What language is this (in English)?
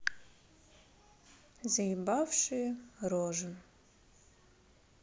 Russian